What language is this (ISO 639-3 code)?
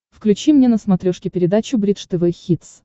rus